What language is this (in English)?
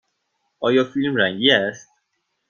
Persian